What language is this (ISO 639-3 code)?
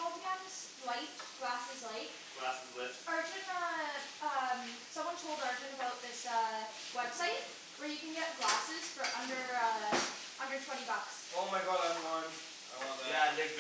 eng